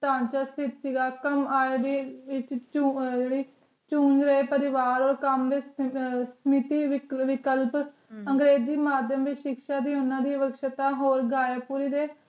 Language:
Punjabi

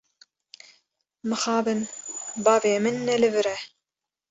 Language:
Kurdish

